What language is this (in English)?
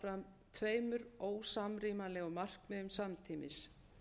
Icelandic